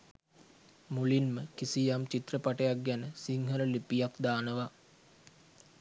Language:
Sinhala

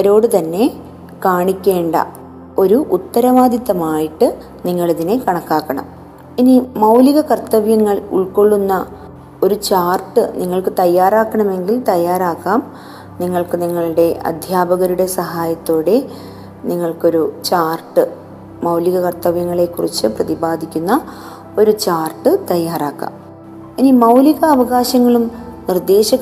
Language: Malayalam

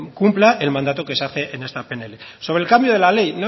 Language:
Spanish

